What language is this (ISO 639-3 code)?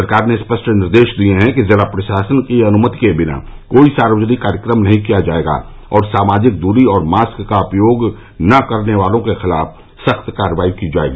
hin